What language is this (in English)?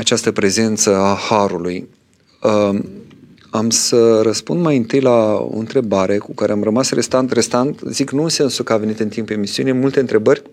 Romanian